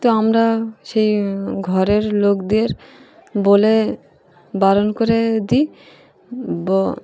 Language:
Bangla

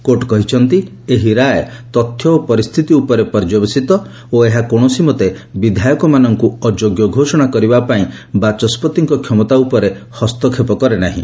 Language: Odia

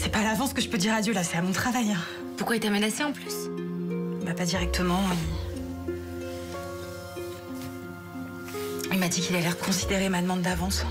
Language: French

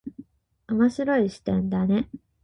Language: Japanese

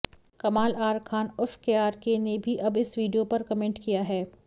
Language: Hindi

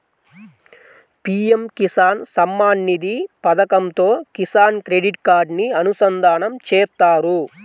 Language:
Telugu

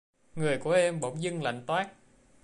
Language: Vietnamese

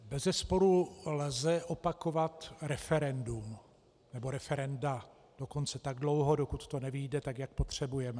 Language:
Czech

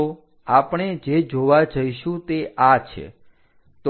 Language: Gujarati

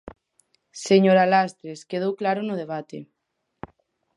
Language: Galician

